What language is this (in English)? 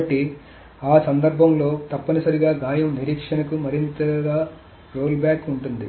Telugu